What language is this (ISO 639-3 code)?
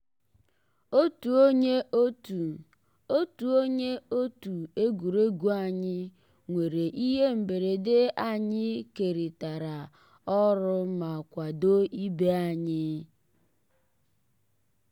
ibo